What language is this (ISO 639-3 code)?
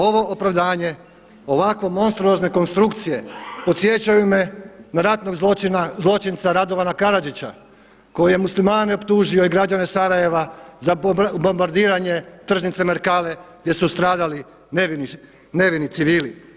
hrv